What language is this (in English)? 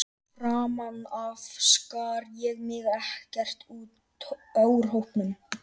Icelandic